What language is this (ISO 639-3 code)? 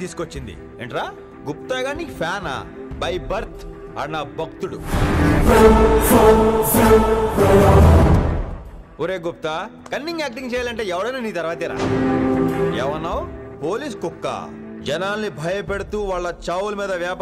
tel